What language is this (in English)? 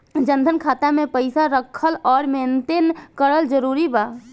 Bhojpuri